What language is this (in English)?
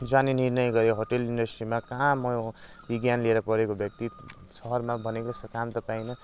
Nepali